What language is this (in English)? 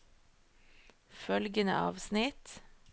Norwegian